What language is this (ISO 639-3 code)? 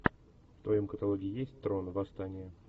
rus